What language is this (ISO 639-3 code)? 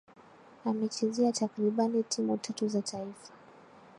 swa